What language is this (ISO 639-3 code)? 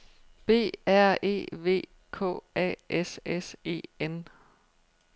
dan